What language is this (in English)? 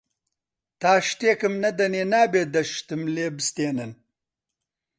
Central Kurdish